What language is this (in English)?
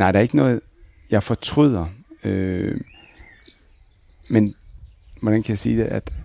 Danish